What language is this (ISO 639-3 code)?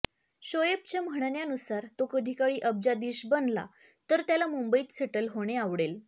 mar